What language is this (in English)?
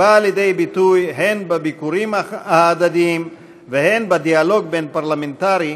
Hebrew